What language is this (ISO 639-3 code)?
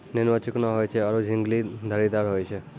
mai